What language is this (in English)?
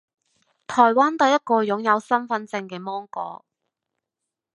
Cantonese